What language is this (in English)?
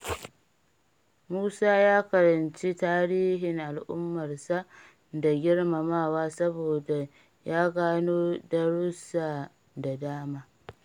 Hausa